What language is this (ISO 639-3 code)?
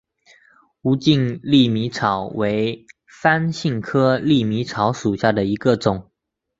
zho